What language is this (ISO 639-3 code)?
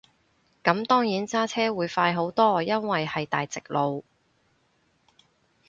yue